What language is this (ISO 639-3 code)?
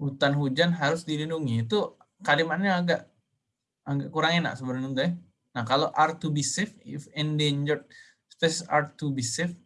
ind